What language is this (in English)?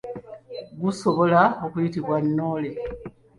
Ganda